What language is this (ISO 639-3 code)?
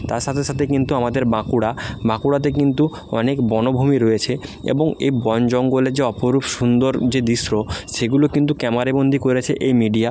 ben